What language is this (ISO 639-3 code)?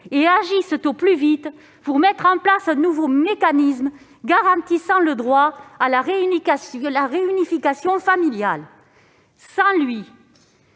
fra